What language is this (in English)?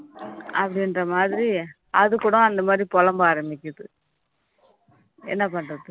Tamil